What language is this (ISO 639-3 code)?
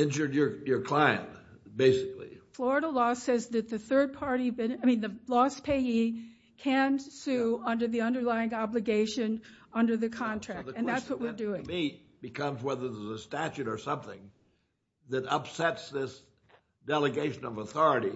eng